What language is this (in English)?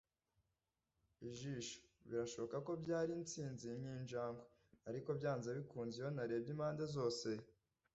Kinyarwanda